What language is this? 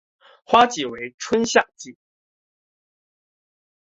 Chinese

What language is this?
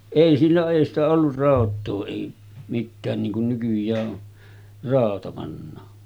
Finnish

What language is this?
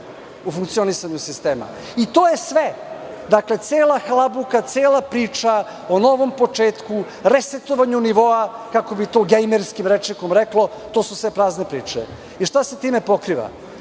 Serbian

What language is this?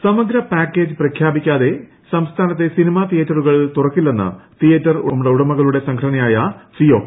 Malayalam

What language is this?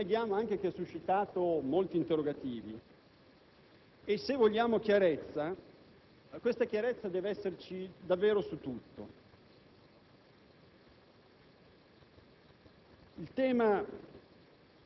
Italian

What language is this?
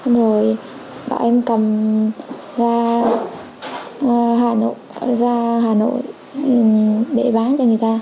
Vietnamese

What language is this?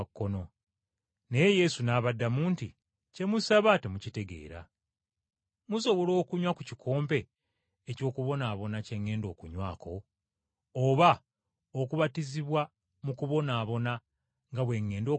Ganda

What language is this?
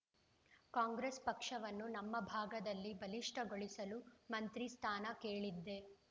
Kannada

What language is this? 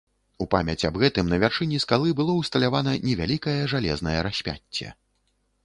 Belarusian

